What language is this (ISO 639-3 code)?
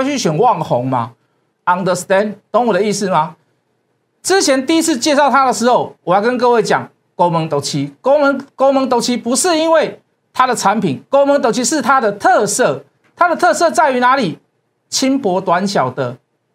zho